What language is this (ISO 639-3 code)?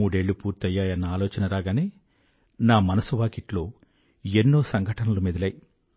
tel